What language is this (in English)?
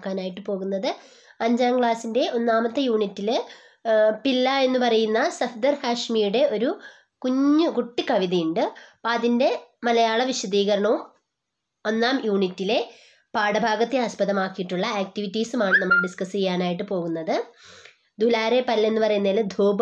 Malayalam